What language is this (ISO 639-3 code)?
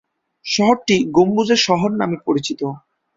ben